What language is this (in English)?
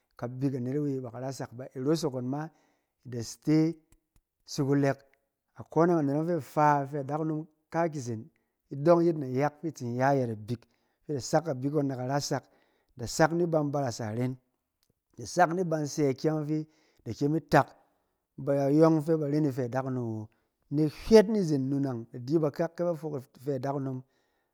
Cen